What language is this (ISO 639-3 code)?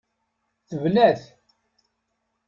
kab